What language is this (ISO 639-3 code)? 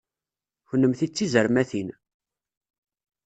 kab